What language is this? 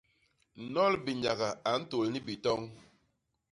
Basaa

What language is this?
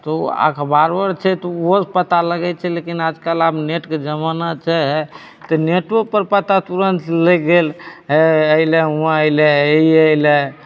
Maithili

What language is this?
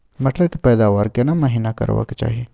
Maithili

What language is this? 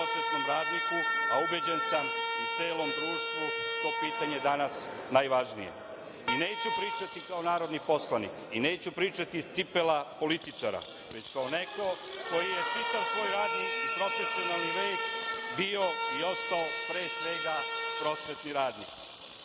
Serbian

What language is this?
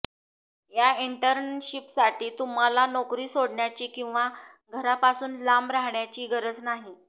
Marathi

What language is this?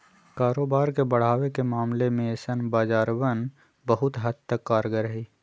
Magahi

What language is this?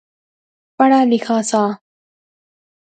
Pahari-Potwari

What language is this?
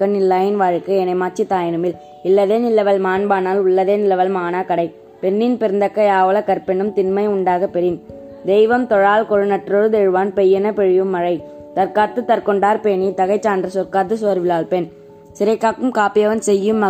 Tamil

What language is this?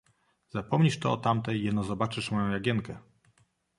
Polish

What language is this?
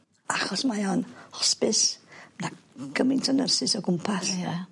Welsh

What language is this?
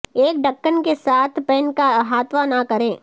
Urdu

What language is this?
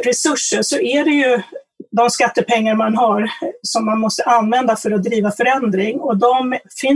Swedish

